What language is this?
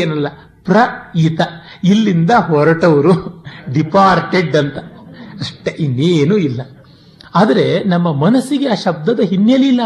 Kannada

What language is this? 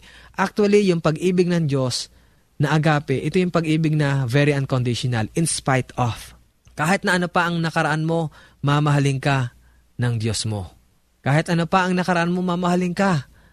Filipino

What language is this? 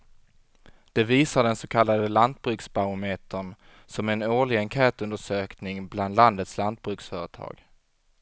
Swedish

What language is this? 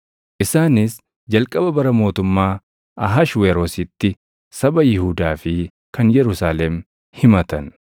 Oromo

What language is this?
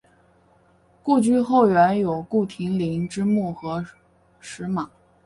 Chinese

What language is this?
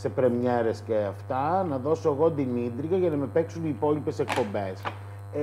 Greek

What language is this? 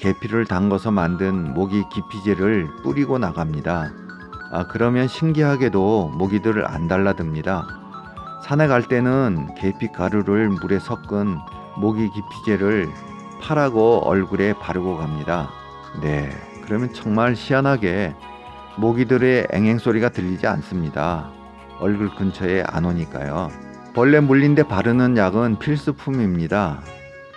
Korean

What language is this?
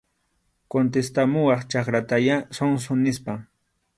Arequipa-La Unión Quechua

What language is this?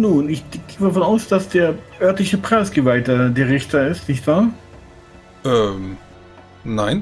German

